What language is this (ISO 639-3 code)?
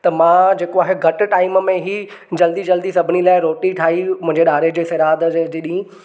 snd